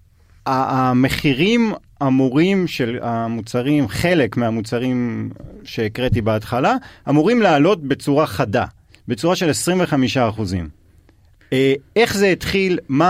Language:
Hebrew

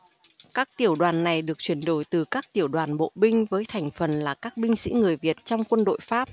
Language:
Vietnamese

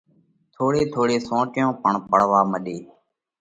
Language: Parkari Koli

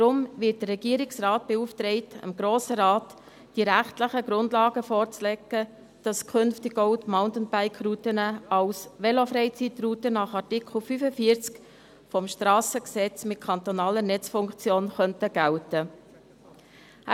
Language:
Swiss German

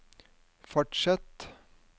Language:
Norwegian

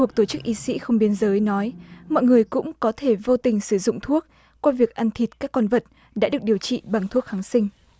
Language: Vietnamese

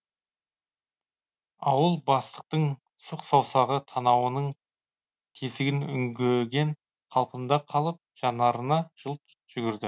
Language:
Kazakh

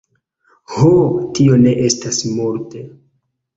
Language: Esperanto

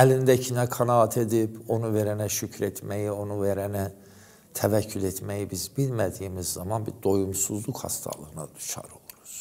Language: Turkish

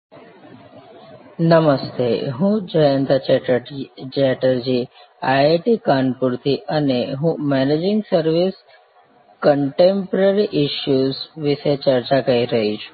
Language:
Gujarati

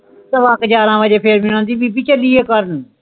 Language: Punjabi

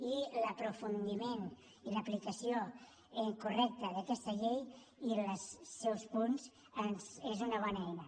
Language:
Catalan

